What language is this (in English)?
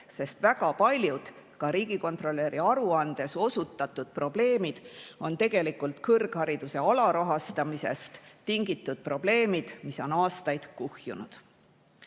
Estonian